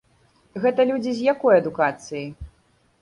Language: Belarusian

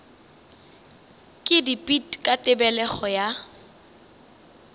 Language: Northern Sotho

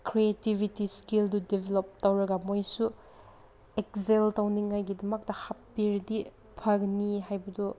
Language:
Manipuri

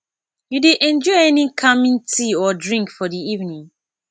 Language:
Nigerian Pidgin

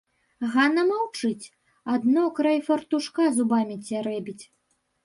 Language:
Belarusian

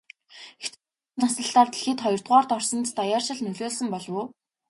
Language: Mongolian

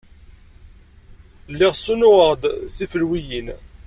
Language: Kabyle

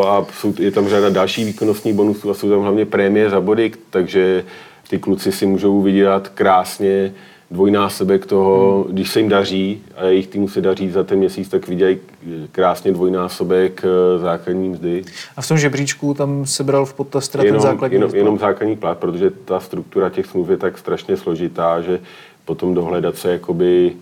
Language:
Czech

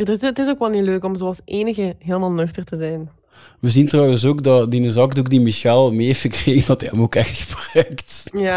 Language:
Dutch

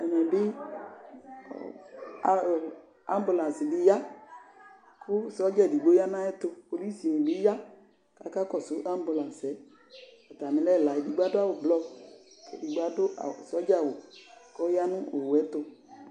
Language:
Ikposo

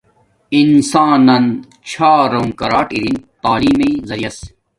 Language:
Domaaki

